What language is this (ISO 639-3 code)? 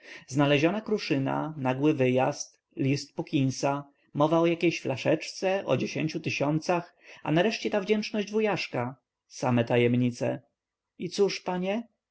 pol